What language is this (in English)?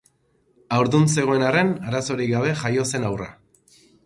Basque